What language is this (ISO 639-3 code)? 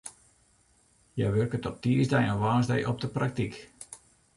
fry